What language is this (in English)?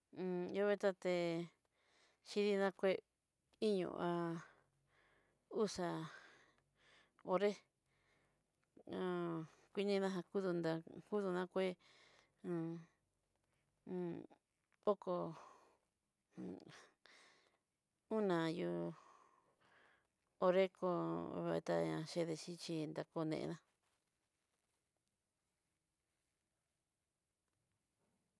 Southeastern Nochixtlán Mixtec